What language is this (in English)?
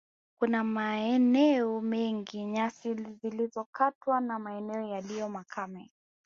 Swahili